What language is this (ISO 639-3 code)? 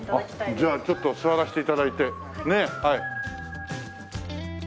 jpn